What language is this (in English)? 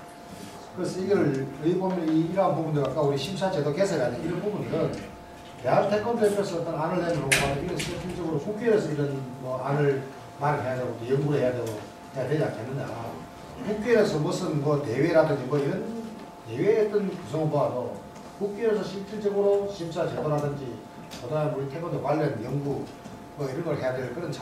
Korean